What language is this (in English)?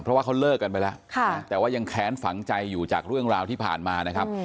Thai